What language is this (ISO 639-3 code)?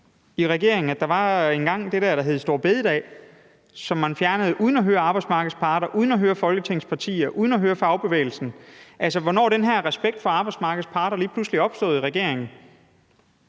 dan